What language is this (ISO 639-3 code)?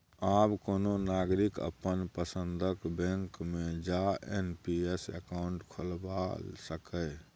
mai